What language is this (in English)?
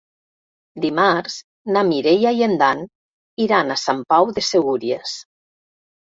Catalan